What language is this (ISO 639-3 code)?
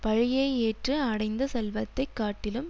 tam